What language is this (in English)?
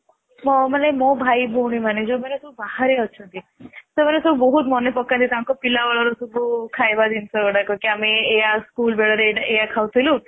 Odia